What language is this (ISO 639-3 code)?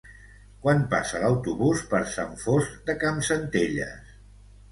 cat